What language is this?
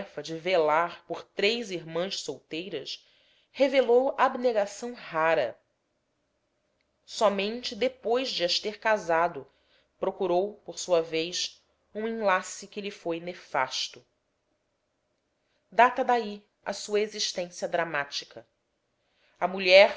Portuguese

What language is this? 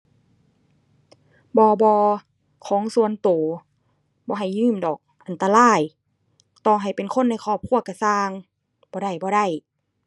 Thai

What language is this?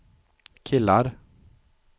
Swedish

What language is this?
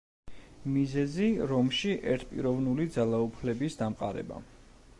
Georgian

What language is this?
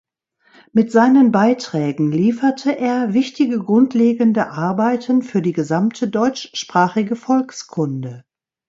German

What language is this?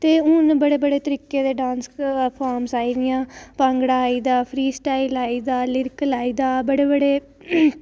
Dogri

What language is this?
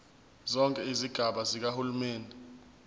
Zulu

